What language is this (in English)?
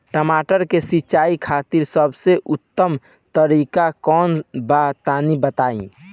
Bhojpuri